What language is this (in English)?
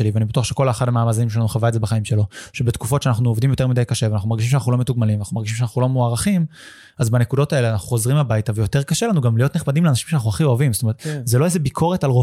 Hebrew